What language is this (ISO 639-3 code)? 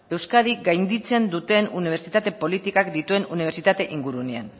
eus